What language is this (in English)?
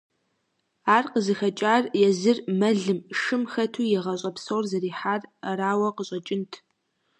Kabardian